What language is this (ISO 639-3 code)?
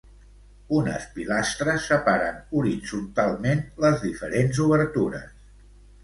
cat